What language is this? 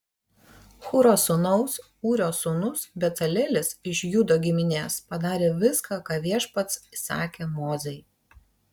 Lithuanian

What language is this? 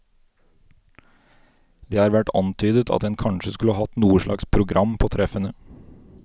Norwegian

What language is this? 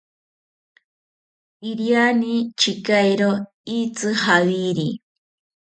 South Ucayali Ashéninka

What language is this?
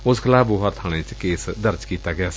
Punjabi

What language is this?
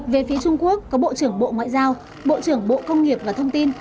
Vietnamese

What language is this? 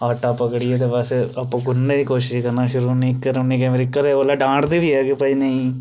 Dogri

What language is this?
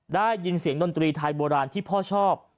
Thai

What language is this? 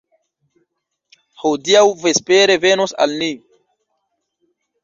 Esperanto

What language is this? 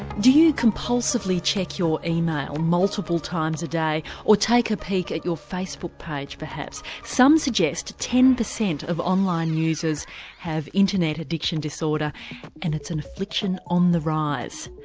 English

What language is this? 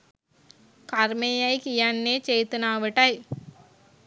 Sinhala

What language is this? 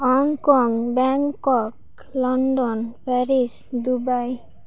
Santali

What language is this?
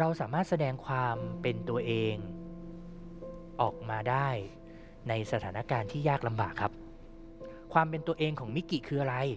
Thai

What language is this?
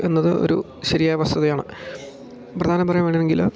Malayalam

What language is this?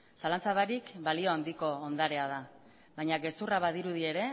Basque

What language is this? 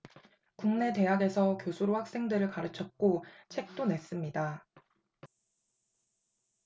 Korean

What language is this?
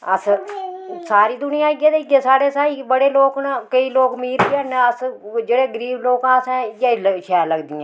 Dogri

